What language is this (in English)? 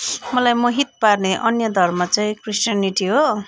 Nepali